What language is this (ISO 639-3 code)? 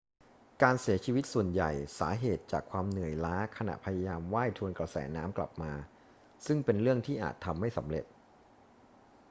tha